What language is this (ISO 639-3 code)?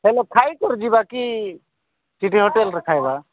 ori